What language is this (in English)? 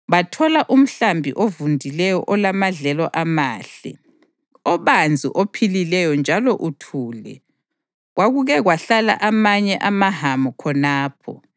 North Ndebele